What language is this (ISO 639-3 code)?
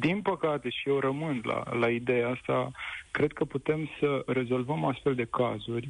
ron